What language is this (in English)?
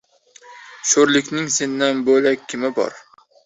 Uzbek